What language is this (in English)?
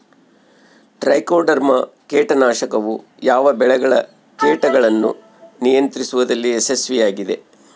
Kannada